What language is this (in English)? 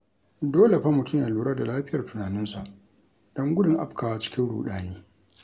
Hausa